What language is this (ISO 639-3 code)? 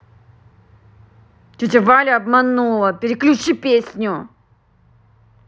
rus